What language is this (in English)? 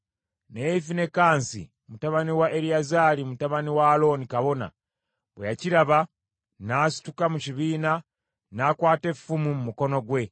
Ganda